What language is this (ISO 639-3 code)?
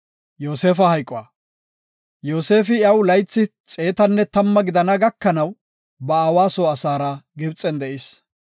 gof